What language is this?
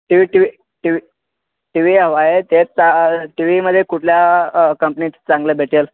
Marathi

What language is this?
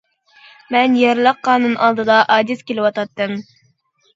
Uyghur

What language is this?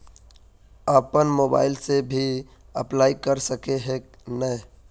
Magahi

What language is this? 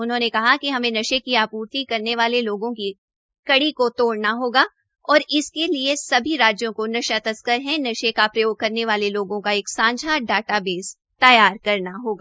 Hindi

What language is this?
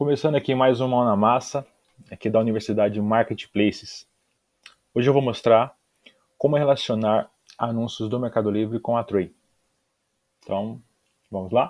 Portuguese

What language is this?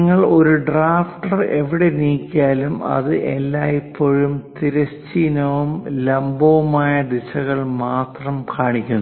Malayalam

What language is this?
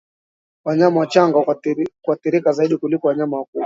Swahili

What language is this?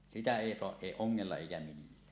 Finnish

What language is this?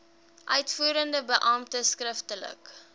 Afrikaans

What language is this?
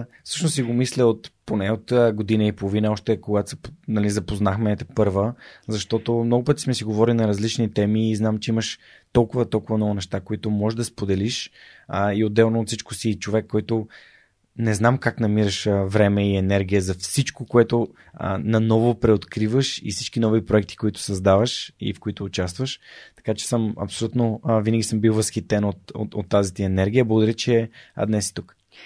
Bulgarian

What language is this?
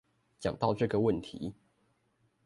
Chinese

